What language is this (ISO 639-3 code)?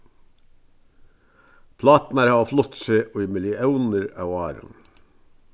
fao